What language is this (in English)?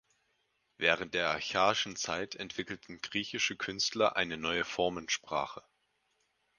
German